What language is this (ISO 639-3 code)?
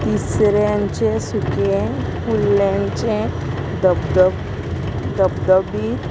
kok